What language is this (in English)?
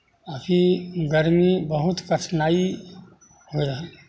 Maithili